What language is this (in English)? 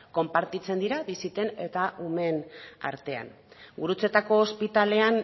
Basque